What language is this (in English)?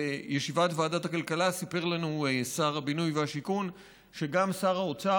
Hebrew